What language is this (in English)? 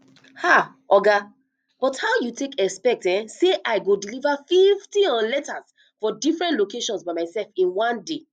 Nigerian Pidgin